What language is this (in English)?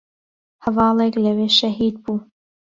Central Kurdish